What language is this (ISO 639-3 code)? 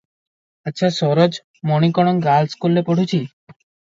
ori